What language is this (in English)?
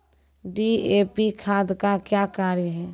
Maithili